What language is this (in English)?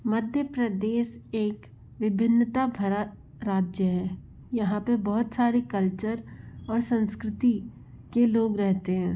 Hindi